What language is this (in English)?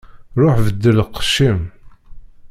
Kabyle